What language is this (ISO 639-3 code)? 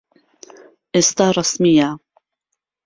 ckb